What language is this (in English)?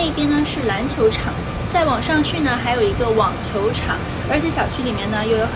Chinese